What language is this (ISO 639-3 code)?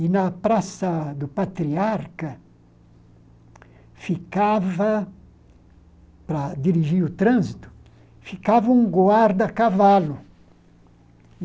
por